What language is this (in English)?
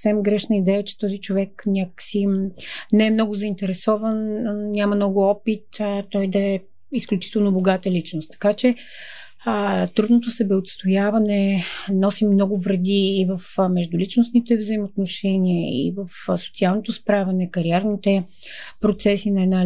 Bulgarian